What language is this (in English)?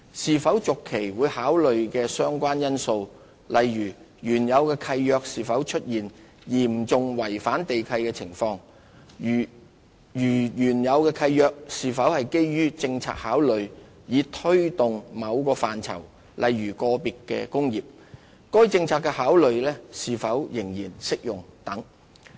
Cantonese